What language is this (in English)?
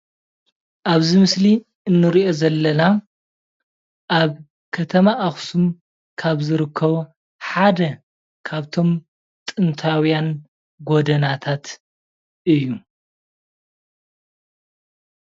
Tigrinya